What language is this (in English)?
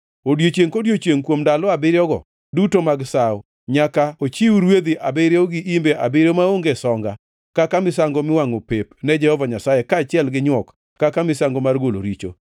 Luo (Kenya and Tanzania)